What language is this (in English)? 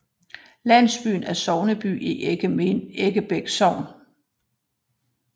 Danish